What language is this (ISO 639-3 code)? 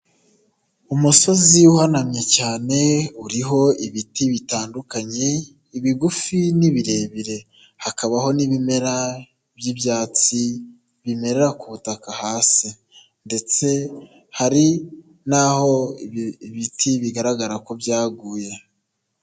kin